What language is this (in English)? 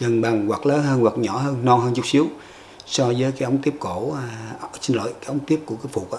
Vietnamese